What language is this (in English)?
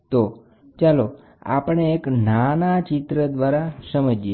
Gujarati